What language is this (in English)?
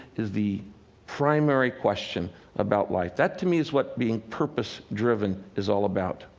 English